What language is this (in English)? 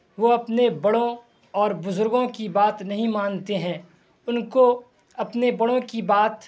Urdu